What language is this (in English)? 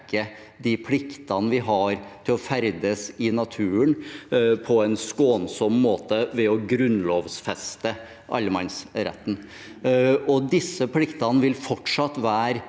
Norwegian